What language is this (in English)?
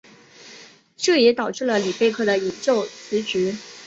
Chinese